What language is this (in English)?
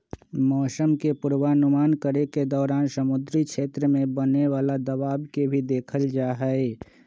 Magahi